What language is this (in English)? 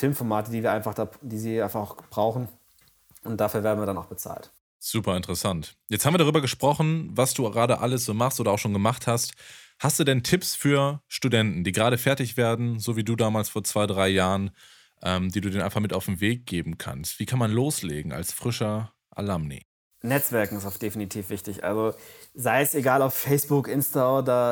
German